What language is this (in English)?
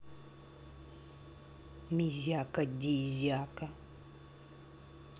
Russian